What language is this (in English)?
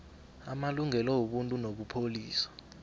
South Ndebele